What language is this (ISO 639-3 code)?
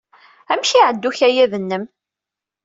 kab